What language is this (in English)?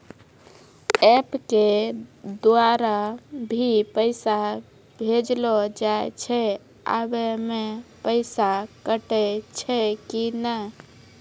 Maithili